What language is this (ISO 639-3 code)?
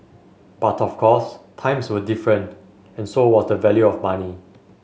eng